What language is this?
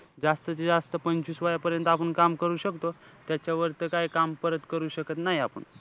Marathi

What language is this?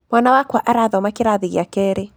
Kikuyu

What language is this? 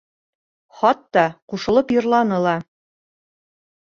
Bashkir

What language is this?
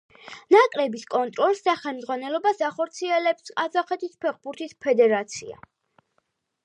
Georgian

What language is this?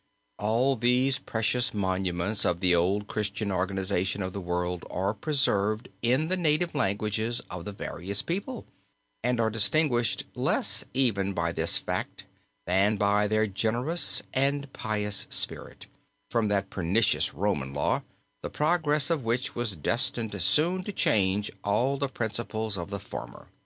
English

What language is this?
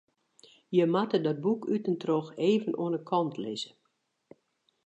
Western Frisian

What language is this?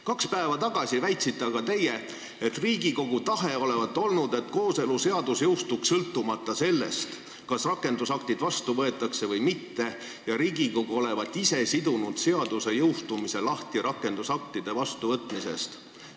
Estonian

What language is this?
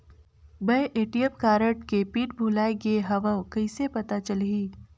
Chhattisgarhi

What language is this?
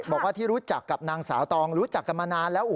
Thai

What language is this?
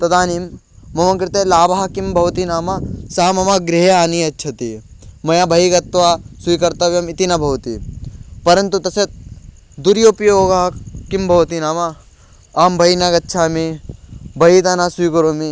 Sanskrit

